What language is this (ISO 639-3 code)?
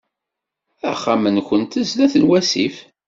kab